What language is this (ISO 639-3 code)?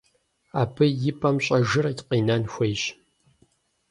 kbd